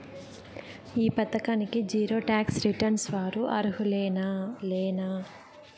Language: Telugu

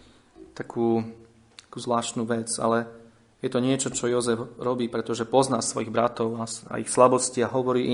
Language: Slovak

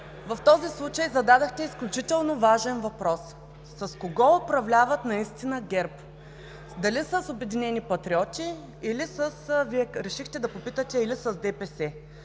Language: Bulgarian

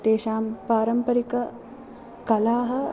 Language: Sanskrit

